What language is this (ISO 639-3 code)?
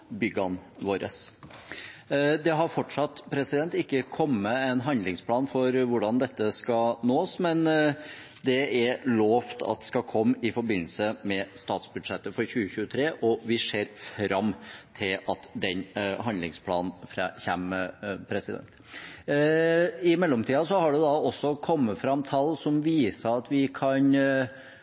nno